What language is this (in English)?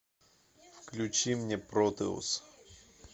Russian